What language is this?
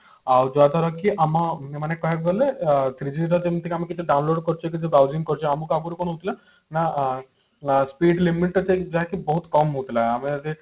Odia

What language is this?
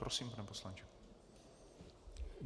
Czech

